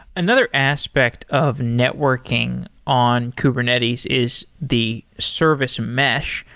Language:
English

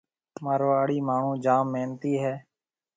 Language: Marwari (Pakistan)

